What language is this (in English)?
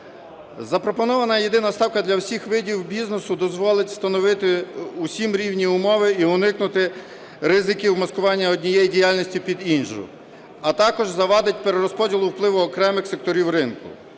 Ukrainian